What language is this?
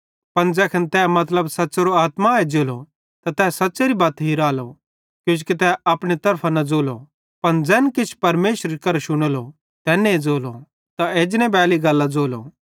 Bhadrawahi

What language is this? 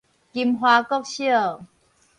Min Nan Chinese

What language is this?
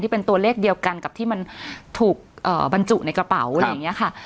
Thai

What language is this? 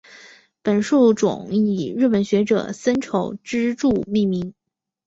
Chinese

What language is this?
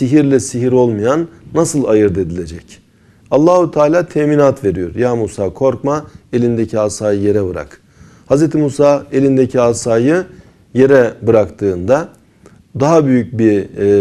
Turkish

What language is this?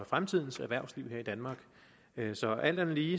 Danish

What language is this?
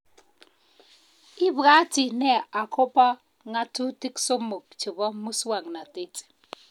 Kalenjin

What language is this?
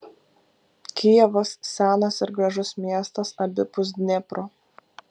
Lithuanian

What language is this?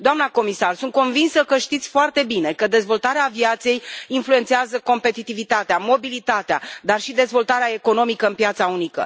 Romanian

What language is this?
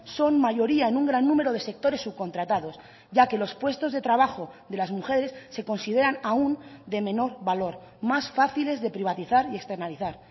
Spanish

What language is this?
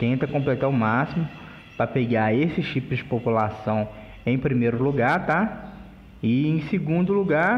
Portuguese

